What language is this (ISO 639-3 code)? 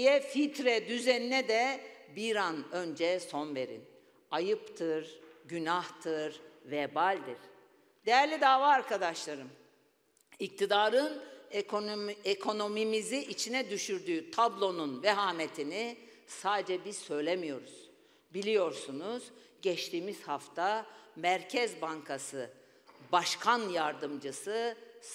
tur